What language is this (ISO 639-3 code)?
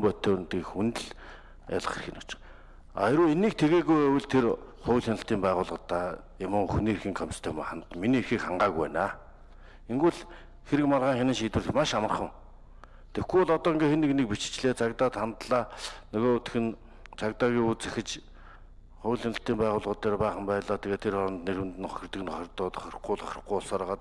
tur